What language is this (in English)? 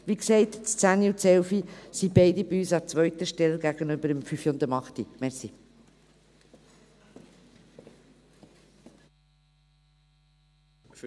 Swiss German